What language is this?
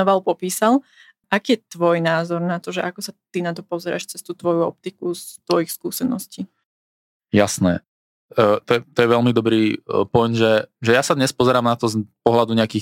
Slovak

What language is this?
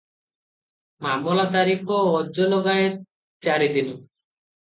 Odia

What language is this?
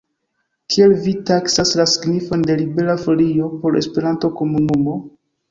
Esperanto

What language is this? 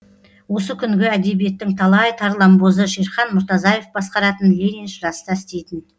Kazakh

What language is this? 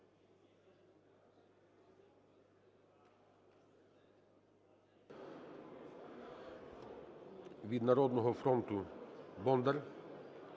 Ukrainian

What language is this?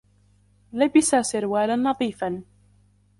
Arabic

